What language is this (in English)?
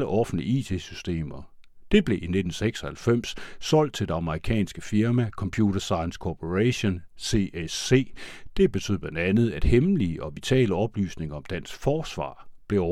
Danish